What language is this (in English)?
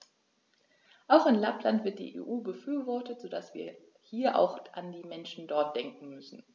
German